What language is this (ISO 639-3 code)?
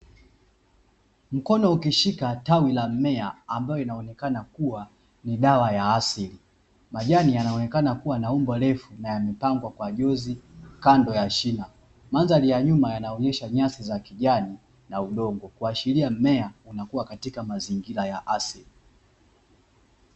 swa